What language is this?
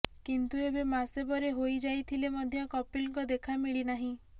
Odia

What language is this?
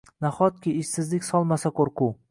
Uzbek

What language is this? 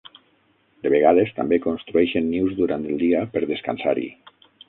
Catalan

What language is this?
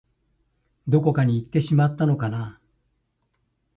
Japanese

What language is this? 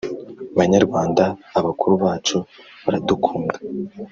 Kinyarwanda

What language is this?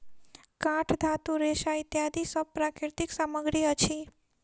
Maithili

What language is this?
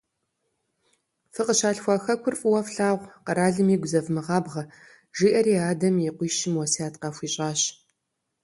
Kabardian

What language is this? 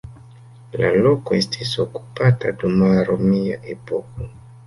Esperanto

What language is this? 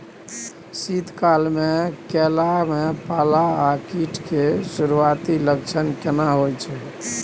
Maithili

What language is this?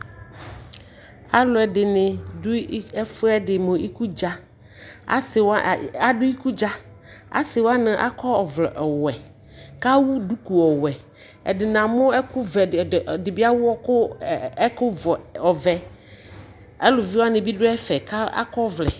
Ikposo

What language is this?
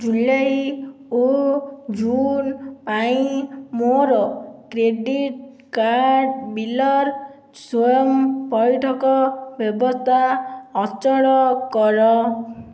Odia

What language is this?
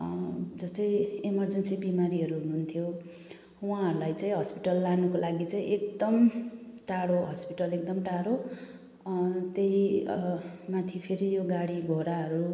Nepali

